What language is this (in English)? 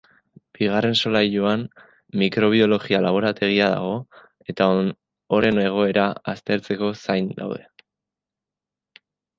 Basque